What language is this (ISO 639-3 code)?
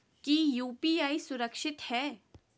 mag